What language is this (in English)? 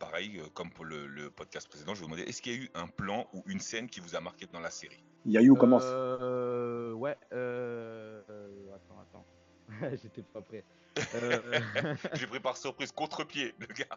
French